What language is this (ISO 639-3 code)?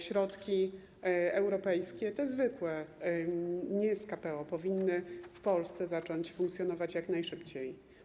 pol